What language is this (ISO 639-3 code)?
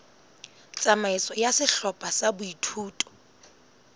sot